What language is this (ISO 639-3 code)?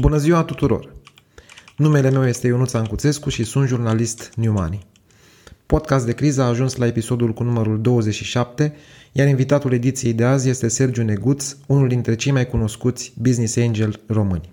ron